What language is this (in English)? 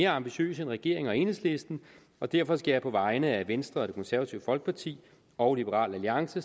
Danish